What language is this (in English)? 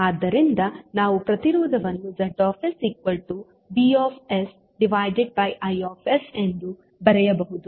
Kannada